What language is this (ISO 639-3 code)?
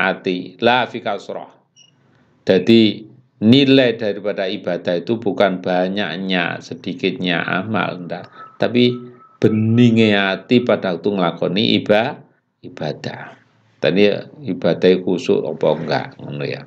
ind